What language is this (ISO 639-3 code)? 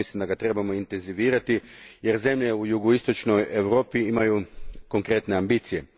hrv